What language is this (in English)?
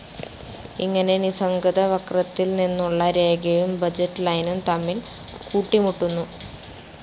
Malayalam